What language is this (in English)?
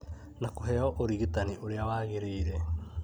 Kikuyu